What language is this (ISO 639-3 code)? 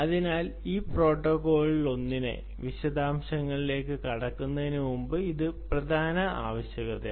mal